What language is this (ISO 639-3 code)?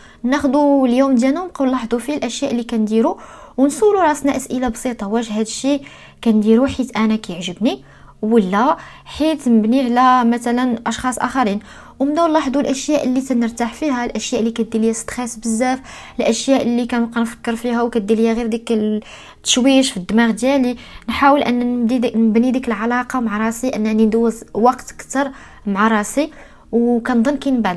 ara